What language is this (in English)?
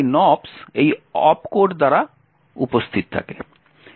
Bangla